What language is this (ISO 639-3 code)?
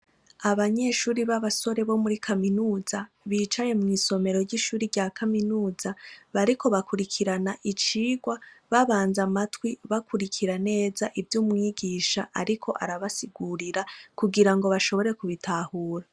run